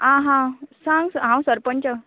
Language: Konkani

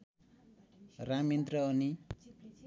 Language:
Nepali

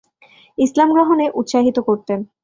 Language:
Bangla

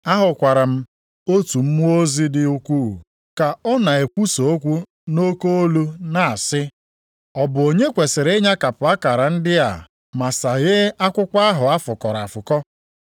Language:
Igbo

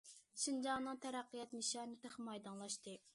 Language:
Uyghur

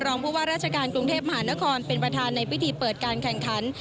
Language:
Thai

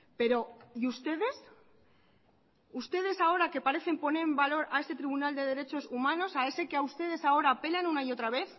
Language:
Spanish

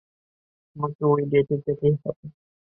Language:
Bangla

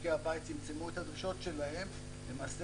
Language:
Hebrew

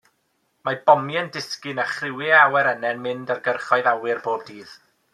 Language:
Welsh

